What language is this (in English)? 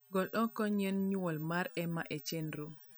Luo (Kenya and Tanzania)